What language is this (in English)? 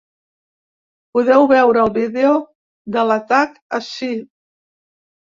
Catalan